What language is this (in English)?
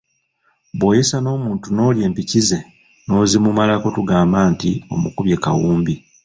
Ganda